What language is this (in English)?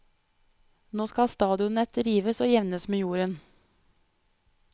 Norwegian